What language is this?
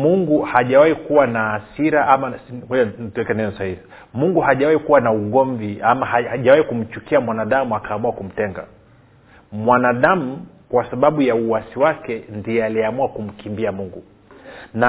Swahili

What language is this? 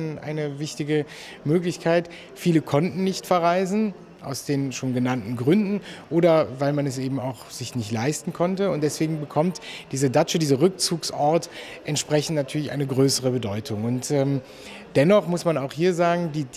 German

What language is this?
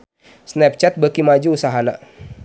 Sundanese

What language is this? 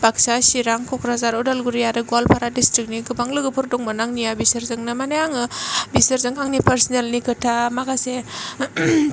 Bodo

